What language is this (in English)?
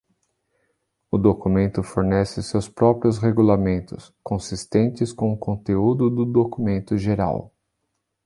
Portuguese